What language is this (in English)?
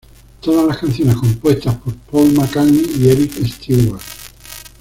Spanish